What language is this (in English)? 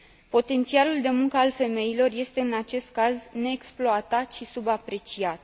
Romanian